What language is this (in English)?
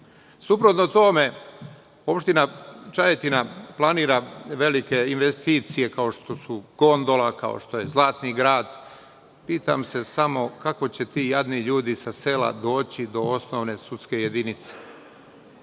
Serbian